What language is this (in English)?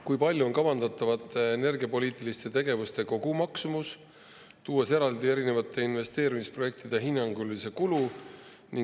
Estonian